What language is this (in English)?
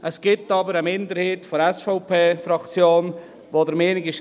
Swiss German